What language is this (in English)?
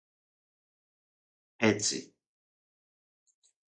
Greek